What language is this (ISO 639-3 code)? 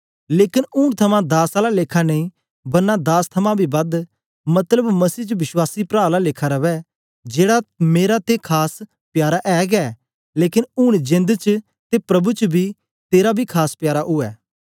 doi